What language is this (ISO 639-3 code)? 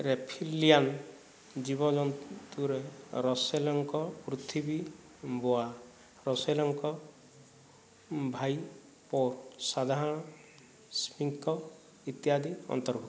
ori